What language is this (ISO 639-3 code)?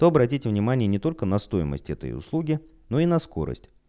rus